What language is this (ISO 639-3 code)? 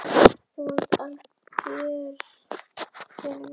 isl